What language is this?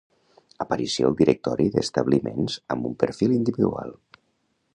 Catalan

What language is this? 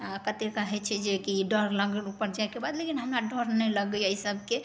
Maithili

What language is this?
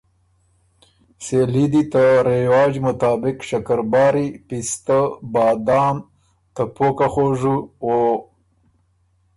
Ormuri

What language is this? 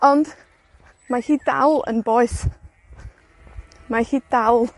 Welsh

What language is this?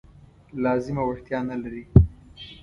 Pashto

